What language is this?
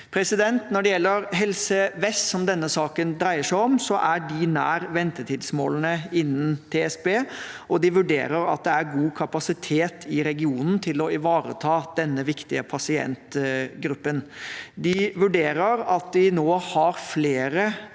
Norwegian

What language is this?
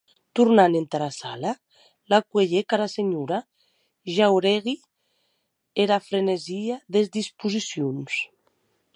Occitan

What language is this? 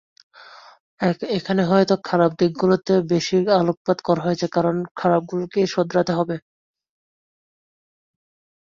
Bangla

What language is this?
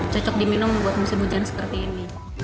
Indonesian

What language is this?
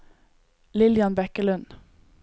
Norwegian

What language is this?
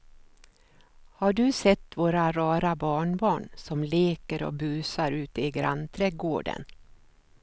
Swedish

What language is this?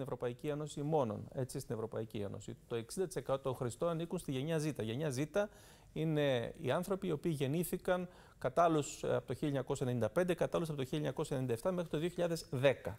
Greek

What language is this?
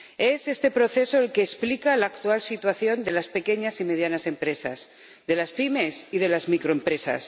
Spanish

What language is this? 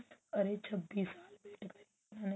Punjabi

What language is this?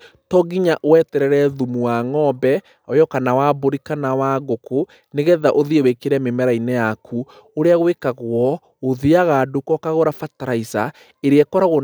Kikuyu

